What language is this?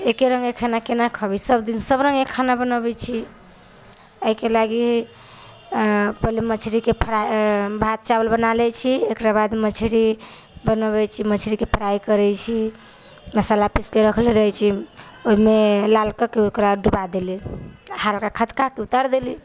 Maithili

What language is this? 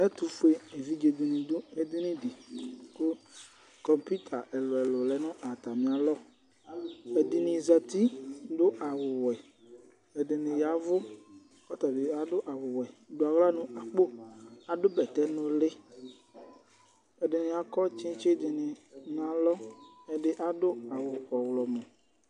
Ikposo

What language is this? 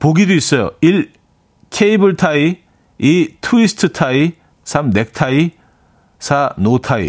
Korean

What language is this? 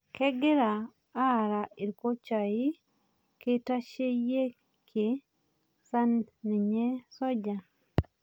Masai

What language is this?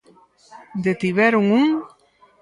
Galician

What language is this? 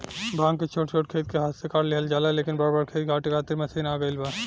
Bhojpuri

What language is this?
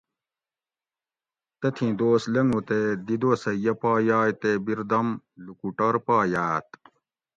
Gawri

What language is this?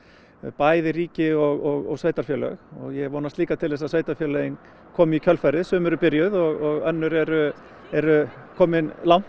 Icelandic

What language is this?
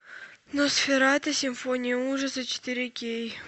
Russian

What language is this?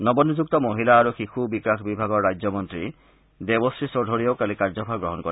Assamese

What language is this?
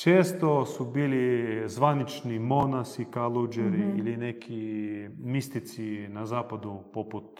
Croatian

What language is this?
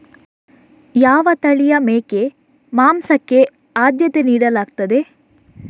Kannada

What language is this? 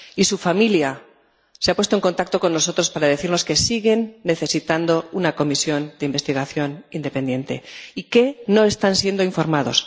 Spanish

